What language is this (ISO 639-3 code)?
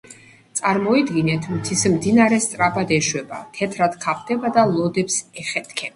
kat